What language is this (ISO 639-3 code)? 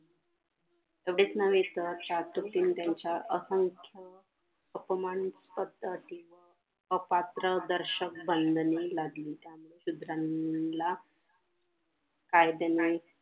mar